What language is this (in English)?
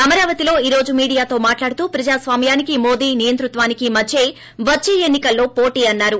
Telugu